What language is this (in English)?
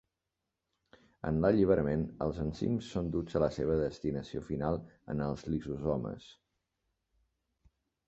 Catalan